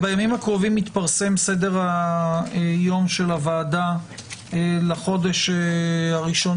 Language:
Hebrew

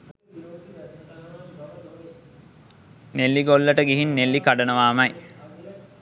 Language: Sinhala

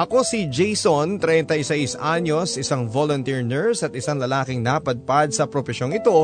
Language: Filipino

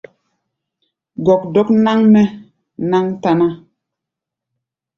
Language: Gbaya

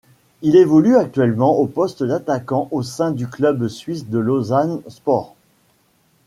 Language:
French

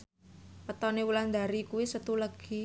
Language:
Javanese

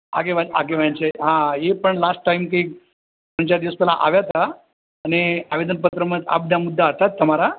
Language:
Gujarati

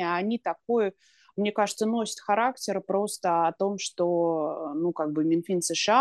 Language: Russian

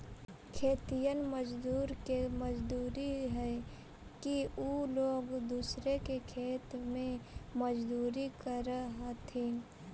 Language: Magahi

